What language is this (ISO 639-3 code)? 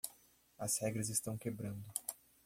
por